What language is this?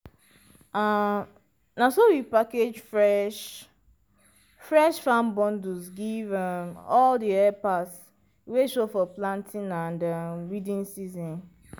Nigerian Pidgin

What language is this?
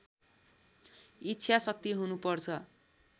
Nepali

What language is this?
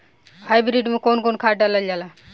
Bhojpuri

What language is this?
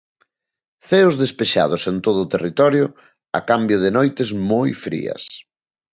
Galician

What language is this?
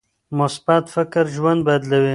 Pashto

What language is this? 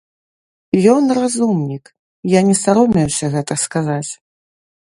Belarusian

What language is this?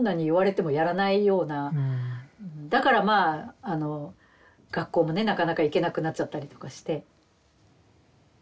Japanese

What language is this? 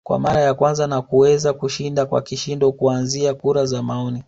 Swahili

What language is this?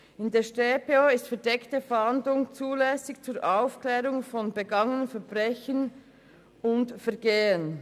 Swiss German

